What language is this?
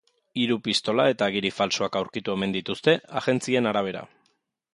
Basque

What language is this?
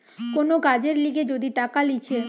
Bangla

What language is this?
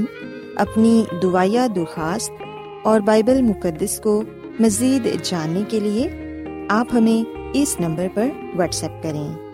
Urdu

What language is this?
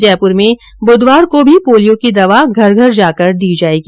Hindi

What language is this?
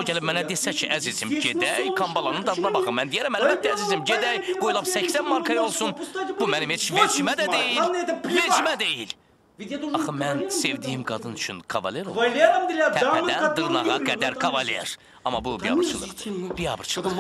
Turkish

